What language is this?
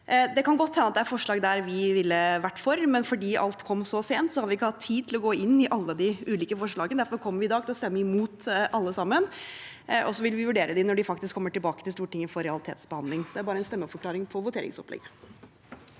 Norwegian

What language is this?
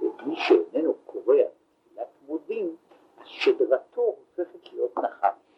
Hebrew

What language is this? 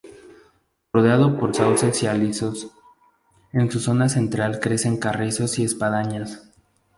Spanish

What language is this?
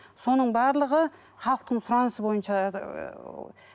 Kazakh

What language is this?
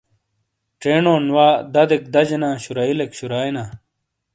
Shina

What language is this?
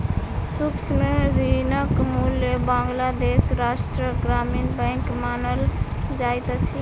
Maithili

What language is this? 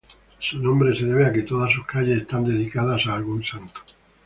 Spanish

